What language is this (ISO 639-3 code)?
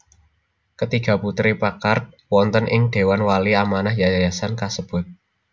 jav